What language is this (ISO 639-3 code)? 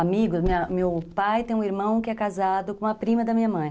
por